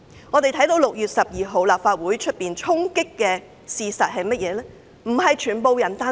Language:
Cantonese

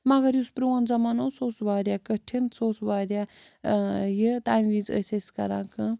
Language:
Kashmiri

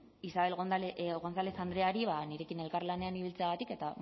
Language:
Basque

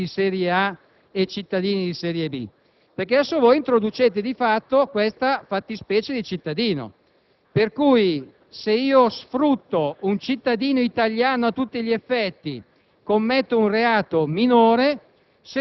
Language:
Italian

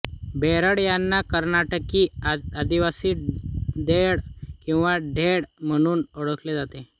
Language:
Marathi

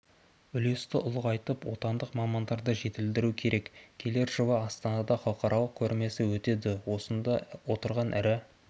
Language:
Kazakh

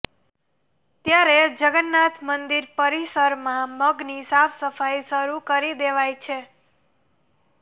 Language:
Gujarati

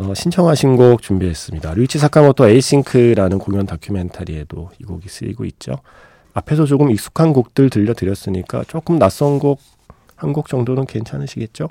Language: Korean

